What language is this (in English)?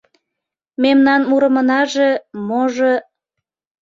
Mari